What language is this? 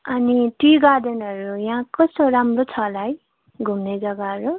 Nepali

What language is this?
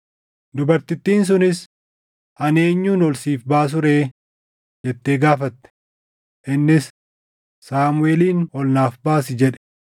Oromo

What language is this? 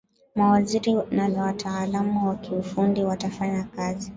Swahili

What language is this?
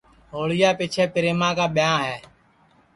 Sansi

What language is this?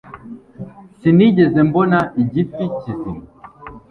Kinyarwanda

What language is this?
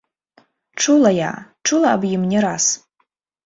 Belarusian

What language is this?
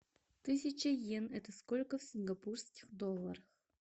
Russian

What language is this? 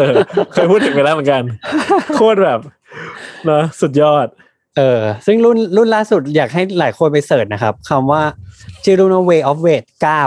Thai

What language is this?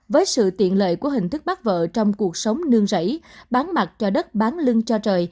Vietnamese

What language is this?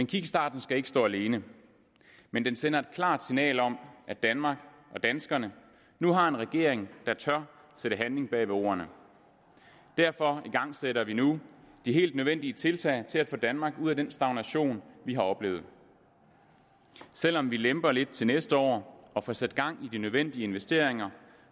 Danish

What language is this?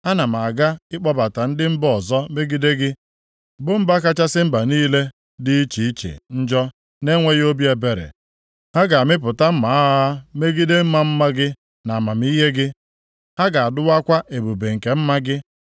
Igbo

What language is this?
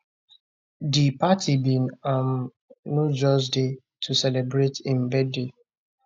Nigerian Pidgin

